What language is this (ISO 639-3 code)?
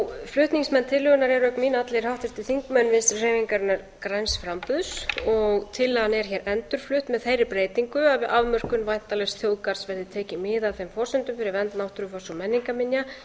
isl